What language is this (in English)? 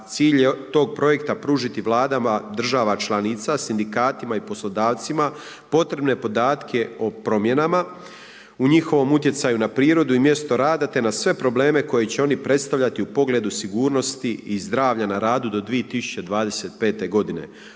Croatian